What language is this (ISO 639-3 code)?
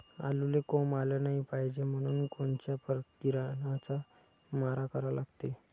mar